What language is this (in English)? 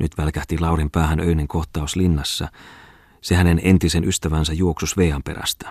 Finnish